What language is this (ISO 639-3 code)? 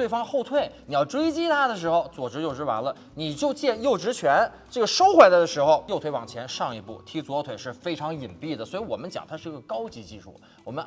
zho